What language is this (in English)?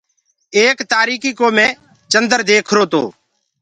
Gurgula